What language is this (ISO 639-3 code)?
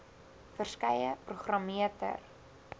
afr